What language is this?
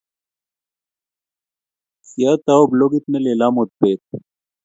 Kalenjin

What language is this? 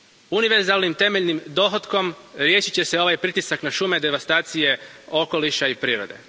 Croatian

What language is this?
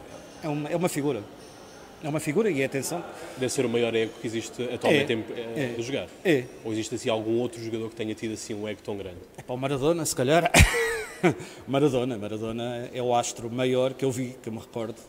Portuguese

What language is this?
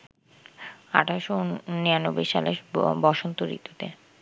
Bangla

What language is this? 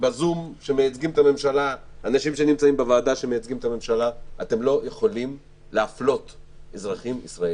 Hebrew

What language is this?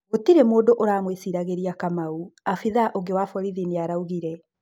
Kikuyu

